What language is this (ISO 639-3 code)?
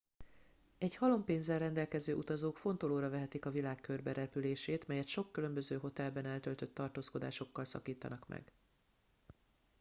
hun